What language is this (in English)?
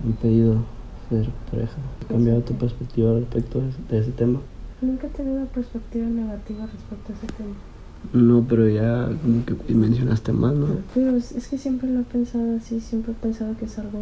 Spanish